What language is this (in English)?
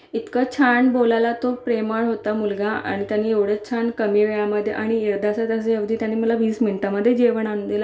Marathi